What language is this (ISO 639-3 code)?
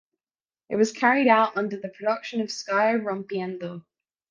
eng